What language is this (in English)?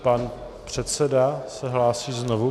Czech